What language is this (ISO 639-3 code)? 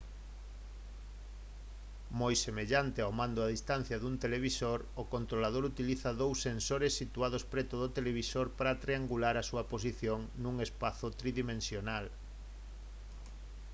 glg